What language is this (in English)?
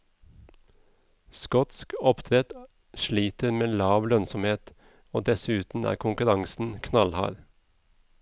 Norwegian